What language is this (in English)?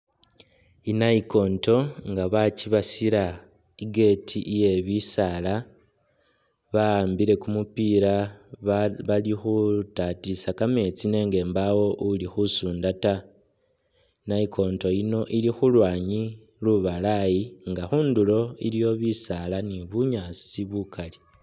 Masaaba